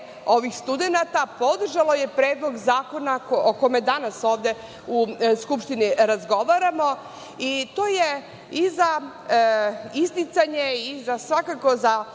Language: Serbian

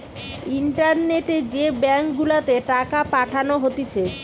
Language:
Bangla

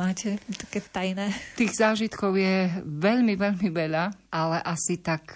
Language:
Slovak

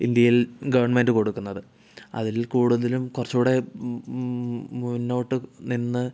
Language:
Malayalam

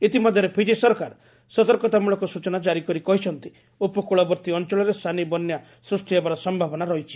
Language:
Odia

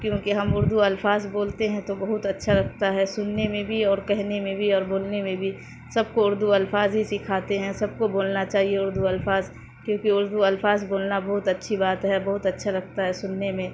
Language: Urdu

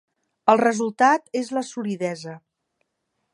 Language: Catalan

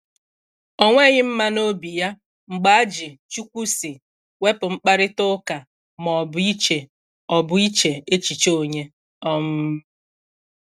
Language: Igbo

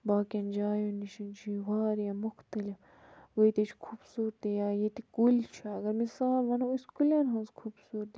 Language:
Kashmiri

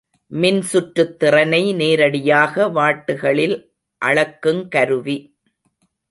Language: Tamil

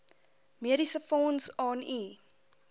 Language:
Afrikaans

